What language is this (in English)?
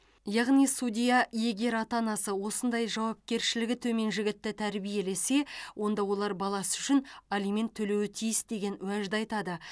Kazakh